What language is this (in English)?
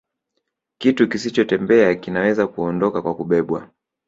Swahili